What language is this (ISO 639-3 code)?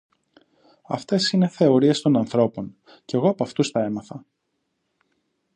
ell